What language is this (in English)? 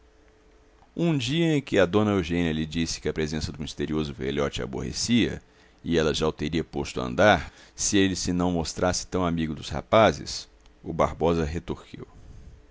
Portuguese